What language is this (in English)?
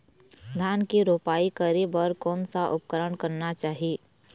Chhattisgarhi